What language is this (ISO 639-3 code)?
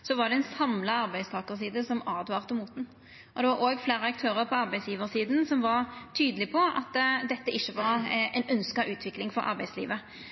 nno